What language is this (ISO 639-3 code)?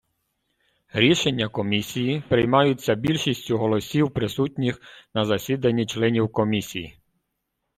ukr